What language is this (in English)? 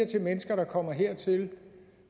Danish